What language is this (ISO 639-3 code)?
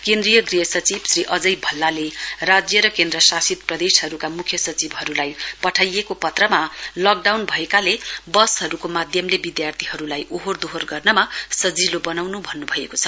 nep